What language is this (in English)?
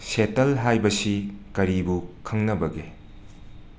Manipuri